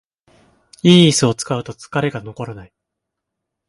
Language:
Japanese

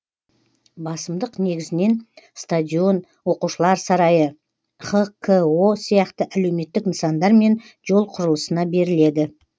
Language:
Kazakh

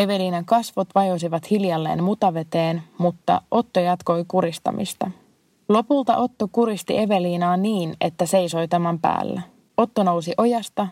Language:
Finnish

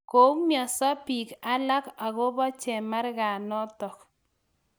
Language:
Kalenjin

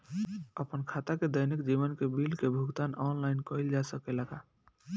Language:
Bhojpuri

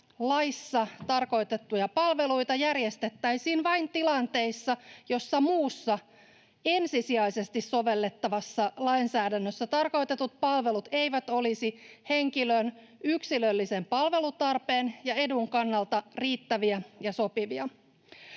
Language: Finnish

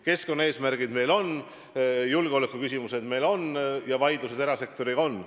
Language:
Estonian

